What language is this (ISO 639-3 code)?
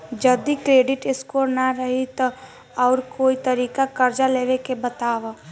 bho